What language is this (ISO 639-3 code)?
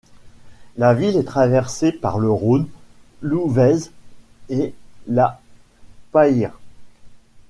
fra